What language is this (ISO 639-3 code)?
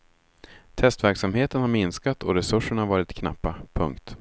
swe